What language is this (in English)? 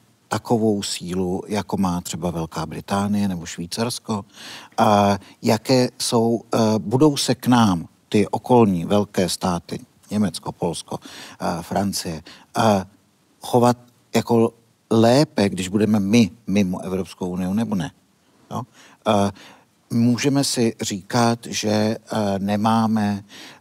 Czech